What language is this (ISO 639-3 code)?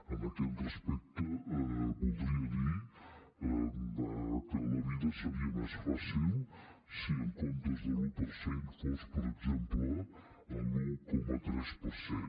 cat